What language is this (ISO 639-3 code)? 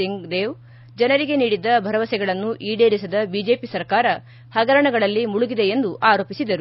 kan